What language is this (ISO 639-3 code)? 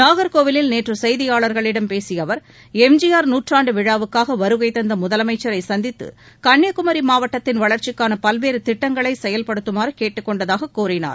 tam